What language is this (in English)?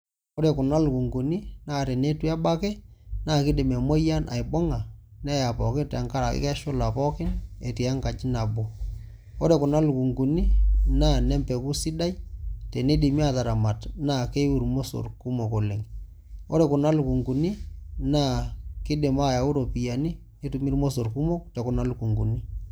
Masai